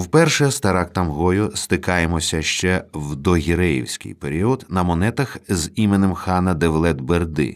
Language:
Ukrainian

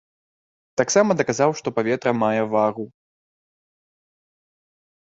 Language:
Belarusian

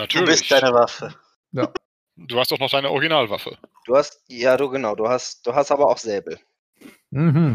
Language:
German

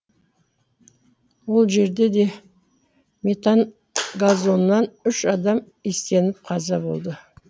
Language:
Kazakh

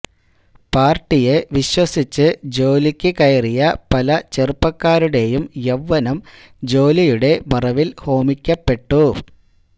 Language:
Malayalam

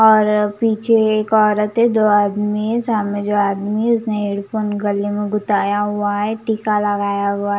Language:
Hindi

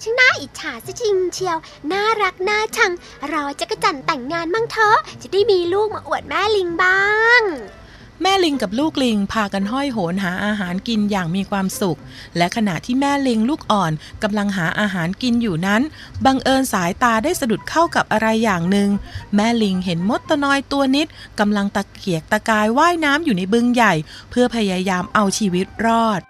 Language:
Thai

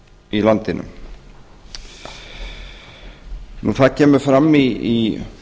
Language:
Icelandic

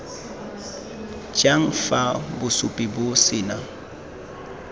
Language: Tswana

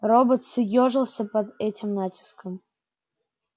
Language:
Russian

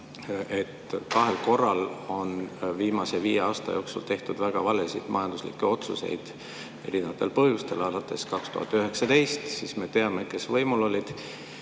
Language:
Estonian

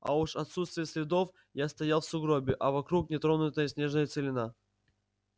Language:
Russian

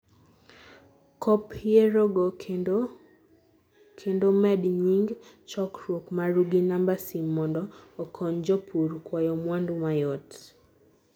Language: Luo (Kenya and Tanzania)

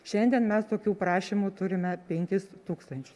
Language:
Lithuanian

